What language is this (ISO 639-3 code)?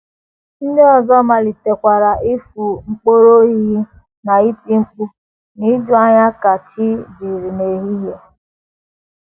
ibo